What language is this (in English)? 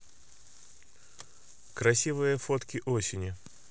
Russian